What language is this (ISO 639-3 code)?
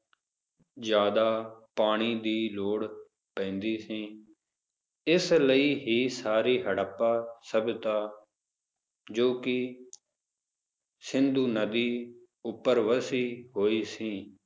pan